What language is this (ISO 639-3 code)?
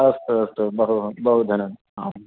san